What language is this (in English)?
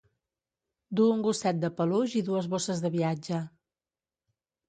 Catalan